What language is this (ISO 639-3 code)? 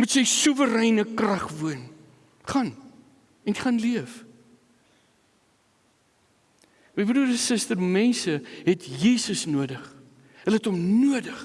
nld